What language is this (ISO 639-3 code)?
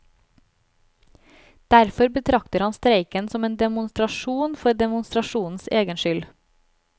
nor